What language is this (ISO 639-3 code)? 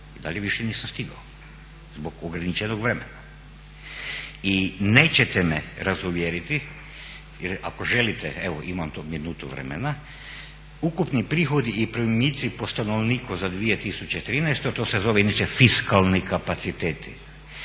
hrv